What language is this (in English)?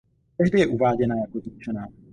Czech